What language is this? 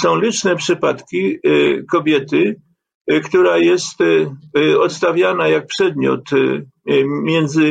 Polish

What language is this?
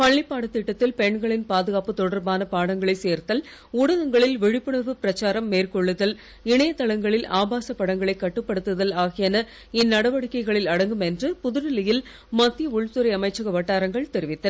Tamil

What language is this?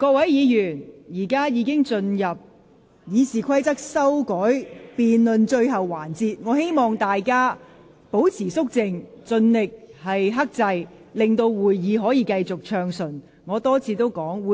Cantonese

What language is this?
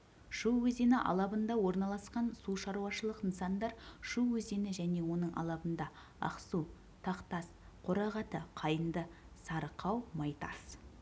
Kazakh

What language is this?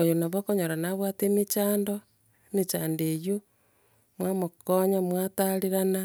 Gusii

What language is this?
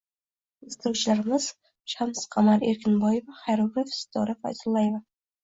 Uzbek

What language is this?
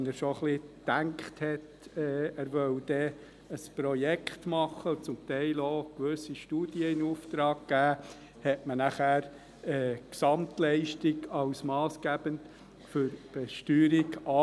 Swiss German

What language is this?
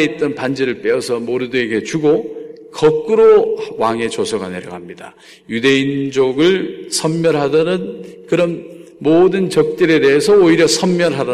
Korean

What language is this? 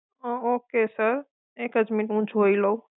Gujarati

